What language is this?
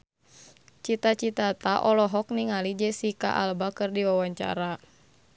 Sundanese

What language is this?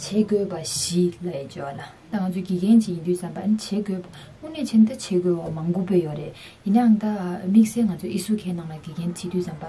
Korean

